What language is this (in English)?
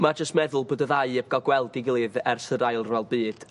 Welsh